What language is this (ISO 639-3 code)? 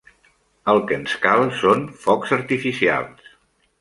cat